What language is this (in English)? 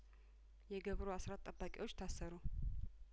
Amharic